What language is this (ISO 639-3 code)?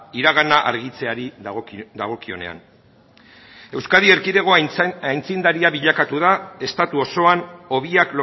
eus